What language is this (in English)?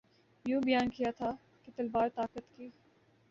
Urdu